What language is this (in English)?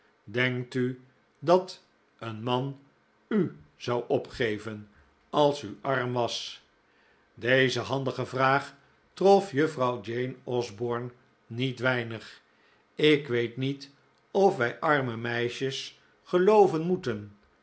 Dutch